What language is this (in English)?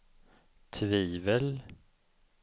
Swedish